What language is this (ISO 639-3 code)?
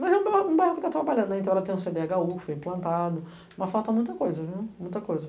por